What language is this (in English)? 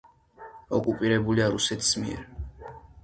Georgian